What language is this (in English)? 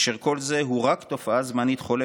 Hebrew